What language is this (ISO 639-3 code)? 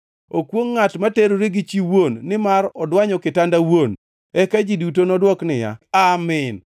luo